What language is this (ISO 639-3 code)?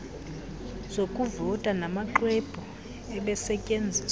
xho